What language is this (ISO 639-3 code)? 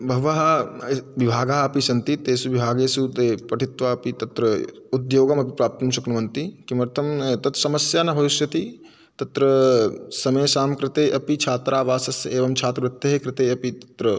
san